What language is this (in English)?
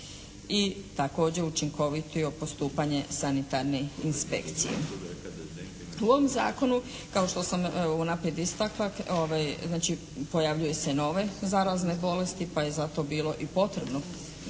Croatian